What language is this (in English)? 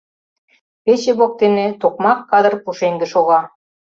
Mari